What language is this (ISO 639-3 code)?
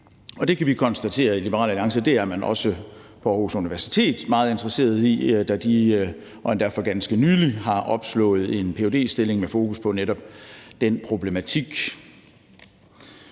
dan